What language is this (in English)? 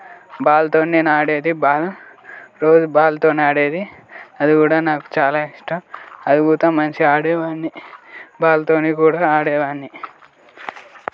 Telugu